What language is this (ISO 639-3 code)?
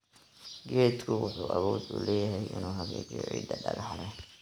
som